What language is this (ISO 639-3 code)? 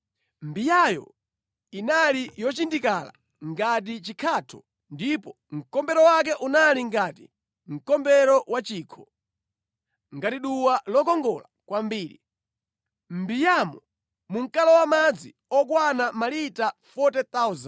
nya